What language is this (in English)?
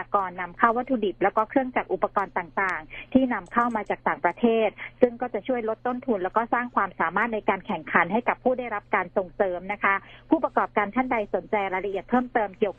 Thai